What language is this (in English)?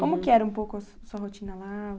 Portuguese